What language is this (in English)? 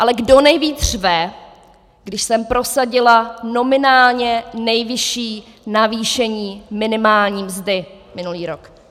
Czech